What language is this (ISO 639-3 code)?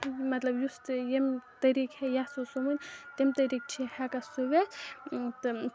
kas